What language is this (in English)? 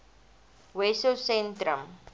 Afrikaans